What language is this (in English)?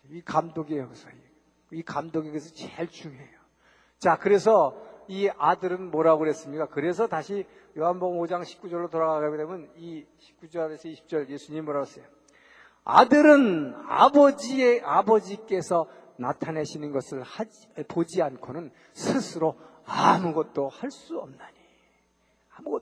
Korean